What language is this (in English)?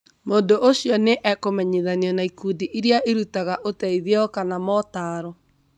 Kikuyu